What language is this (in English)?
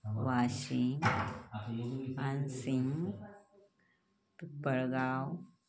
Marathi